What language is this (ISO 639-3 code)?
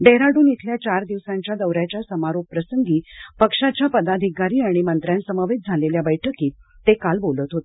mar